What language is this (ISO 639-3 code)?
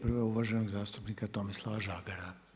hrv